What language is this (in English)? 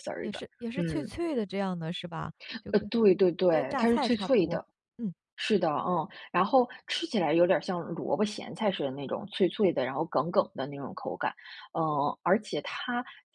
Chinese